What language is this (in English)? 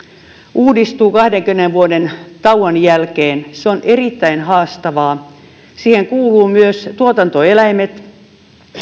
Finnish